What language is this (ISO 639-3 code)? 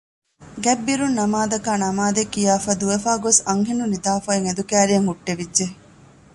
div